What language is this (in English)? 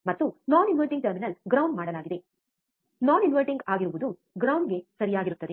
Kannada